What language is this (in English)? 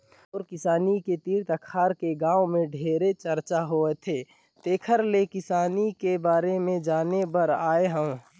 Chhattisgarhi